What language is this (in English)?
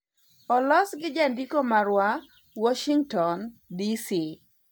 Luo (Kenya and Tanzania)